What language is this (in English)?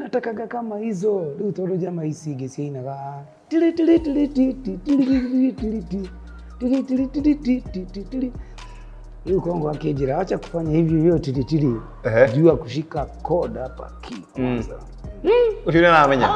Swahili